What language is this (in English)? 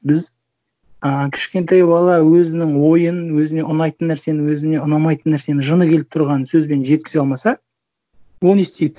Kazakh